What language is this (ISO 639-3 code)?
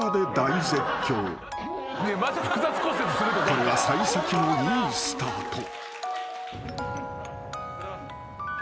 jpn